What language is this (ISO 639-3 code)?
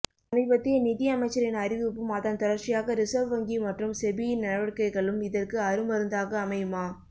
tam